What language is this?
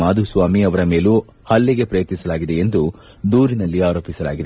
Kannada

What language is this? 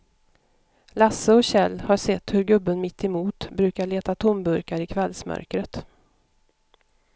Swedish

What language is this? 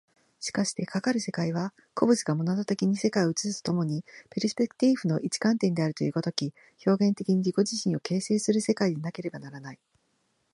Japanese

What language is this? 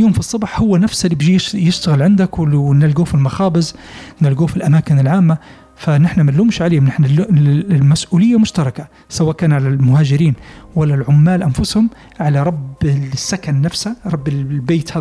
Arabic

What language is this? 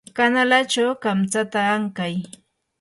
Yanahuanca Pasco Quechua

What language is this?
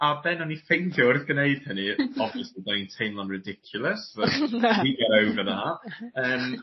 Welsh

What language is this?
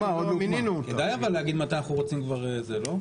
Hebrew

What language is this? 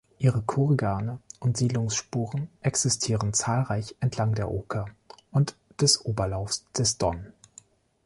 German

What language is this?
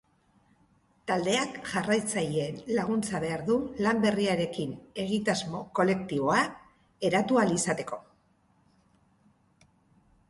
Basque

